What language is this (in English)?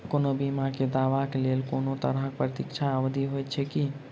Maithili